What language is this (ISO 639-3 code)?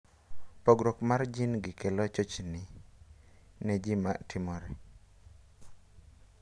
luo